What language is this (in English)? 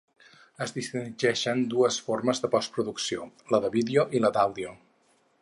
Catalan